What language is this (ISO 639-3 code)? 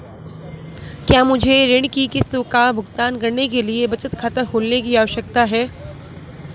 hin